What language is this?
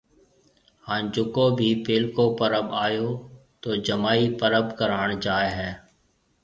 Marwari (Pakistan)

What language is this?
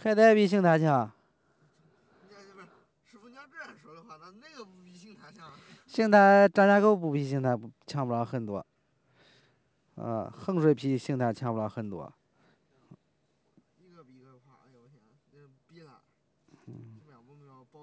Chinese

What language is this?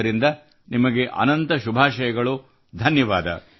Kannada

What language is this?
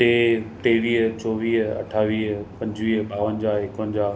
Sindhi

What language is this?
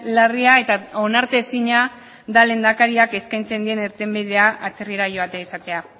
Basque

